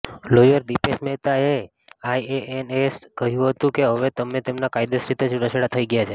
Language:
Gujarati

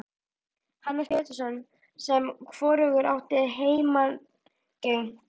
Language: Icelandic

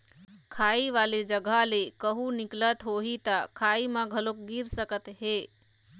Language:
Chhattisgarhi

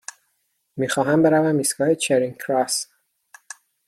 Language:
Persian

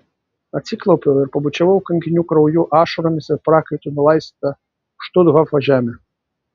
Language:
Lithuanian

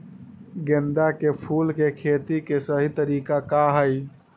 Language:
Magahi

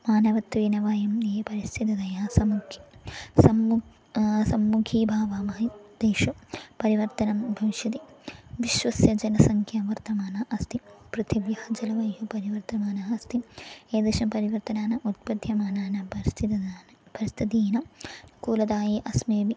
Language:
Sanskrit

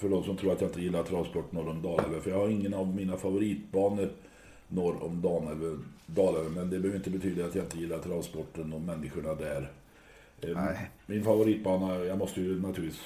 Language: Swedish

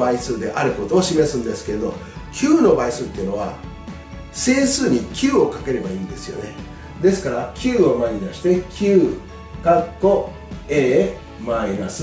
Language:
Japanese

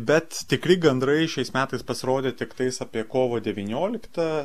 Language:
Lithuanian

